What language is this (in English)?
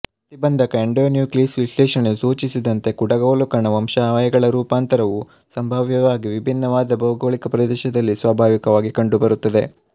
Kannada